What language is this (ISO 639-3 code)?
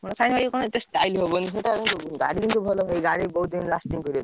ori